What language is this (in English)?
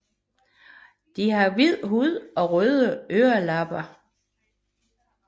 Danish